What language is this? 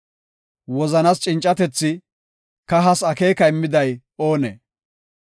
Gofa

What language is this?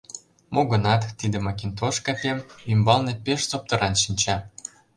Mari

